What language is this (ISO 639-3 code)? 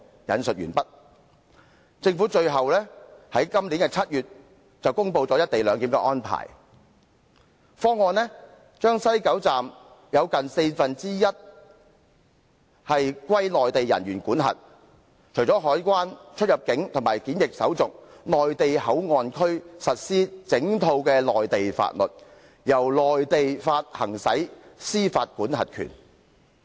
yue